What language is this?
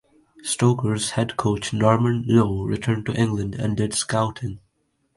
English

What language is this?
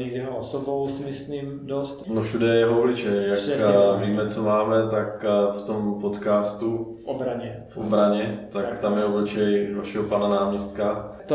Czech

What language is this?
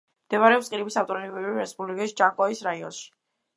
Georgian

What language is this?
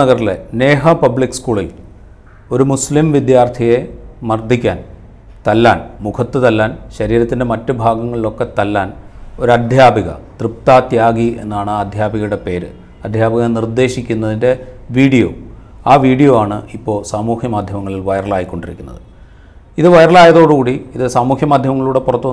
Malayalam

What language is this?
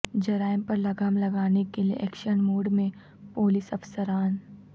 Urdu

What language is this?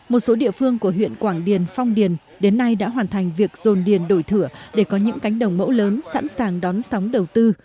Vietnamese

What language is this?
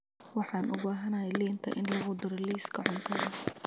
Somali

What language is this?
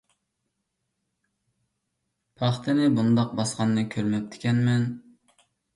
Uyghur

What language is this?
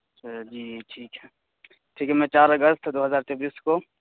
Urdu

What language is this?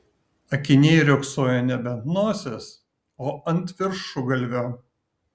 Lithuanian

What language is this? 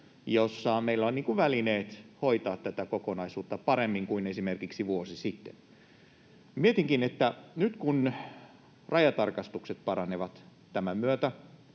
Finnish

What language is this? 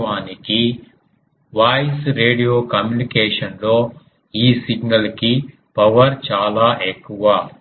Telugu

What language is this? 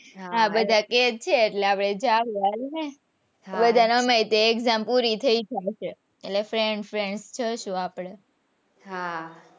Gujarati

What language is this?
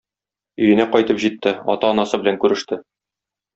Tatar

